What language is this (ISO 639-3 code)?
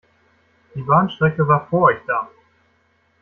deu